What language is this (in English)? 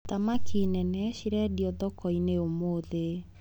Kikuyu